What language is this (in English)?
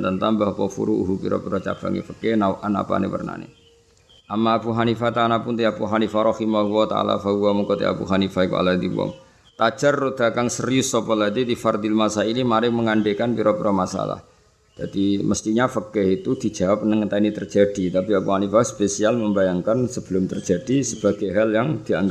Indonesian